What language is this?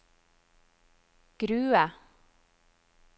Norwegian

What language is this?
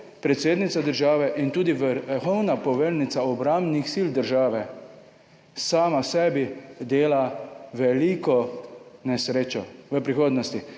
Slovenian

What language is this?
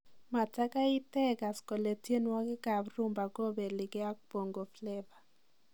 Kalenjin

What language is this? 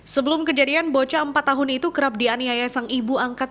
Indonesian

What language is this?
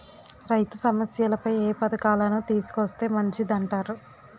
Telugu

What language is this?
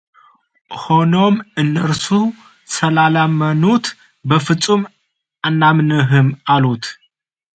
Amharic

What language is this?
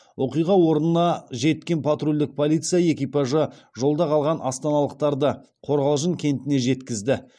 Kazakh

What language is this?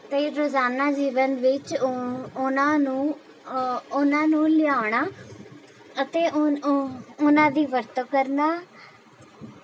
Punjabi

